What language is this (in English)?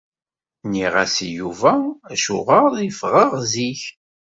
Kabyle